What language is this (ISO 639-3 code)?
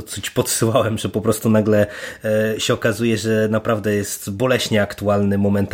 pol